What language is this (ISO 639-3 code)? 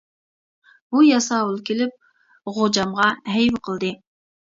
uig